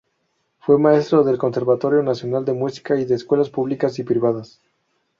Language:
Spanish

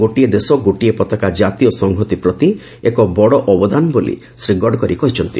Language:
Odia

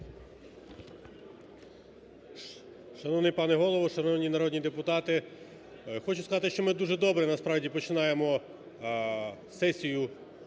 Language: Ukrainian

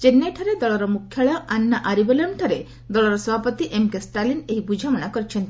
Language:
Odia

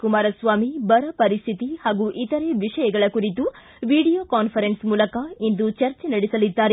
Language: Kannada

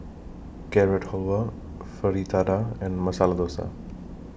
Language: English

